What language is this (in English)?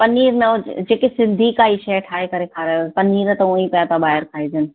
Sindhi